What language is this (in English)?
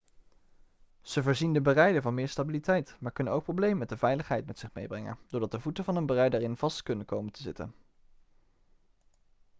Dutch